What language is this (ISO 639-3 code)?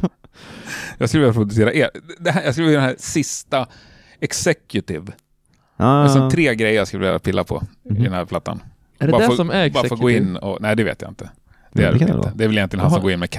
swe